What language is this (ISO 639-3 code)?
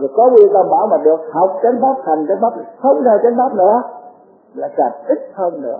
vie